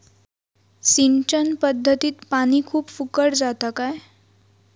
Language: Marathi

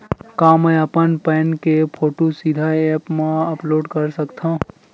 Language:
Chhattisgarhi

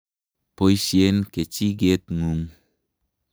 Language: Kalenjin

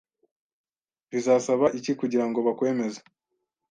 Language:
Kinyarwanda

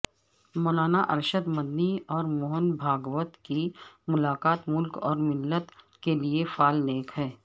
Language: Urdu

